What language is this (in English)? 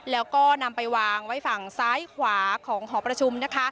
Thai